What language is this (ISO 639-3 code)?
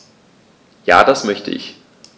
deu